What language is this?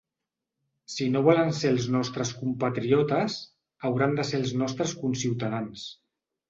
Catalan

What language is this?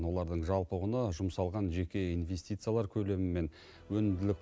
Kazakh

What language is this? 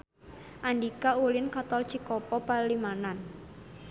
Sundanese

